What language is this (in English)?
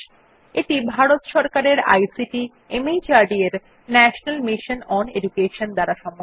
Bangla